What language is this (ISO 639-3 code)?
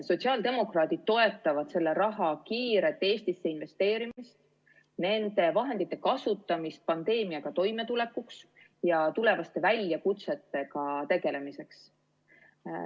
est